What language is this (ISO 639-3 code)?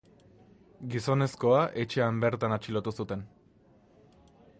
eus